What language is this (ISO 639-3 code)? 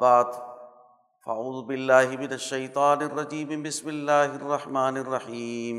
urd